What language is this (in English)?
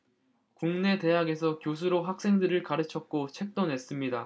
Korean